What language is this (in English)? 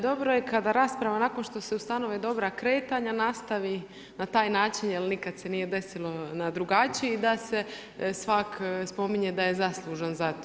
Croatian